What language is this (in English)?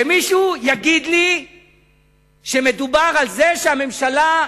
Hebrew